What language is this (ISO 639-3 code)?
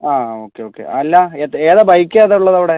mal